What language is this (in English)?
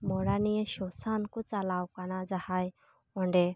Santali